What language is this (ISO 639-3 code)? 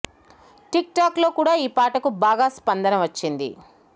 tel